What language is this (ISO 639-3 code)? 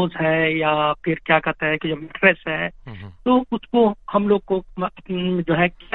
hin